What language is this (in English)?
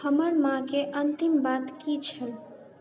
Maithili